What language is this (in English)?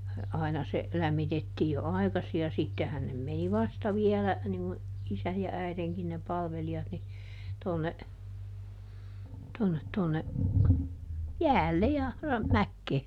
Finnish